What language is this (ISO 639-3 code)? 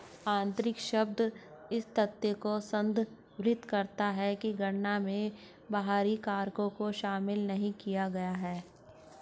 hin